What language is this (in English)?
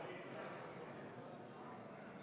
Estonian